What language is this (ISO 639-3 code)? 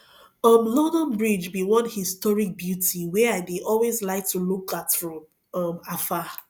pcm